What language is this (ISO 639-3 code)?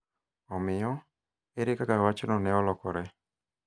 luo